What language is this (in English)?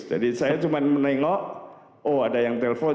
Indonesian